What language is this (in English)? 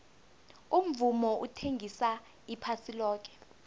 South Ndebele